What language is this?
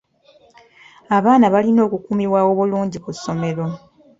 Ganda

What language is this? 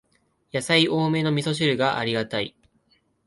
Japanese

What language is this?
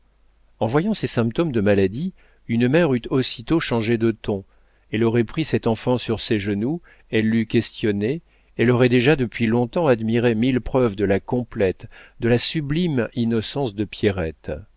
French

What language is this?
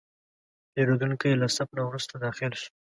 Pashto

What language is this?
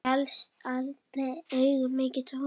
Icelandic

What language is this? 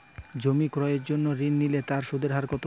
Bangla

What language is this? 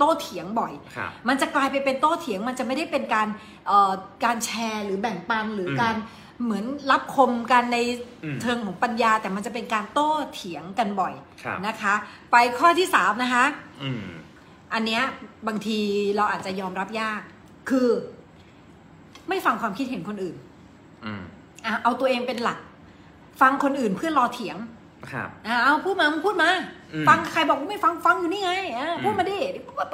Thai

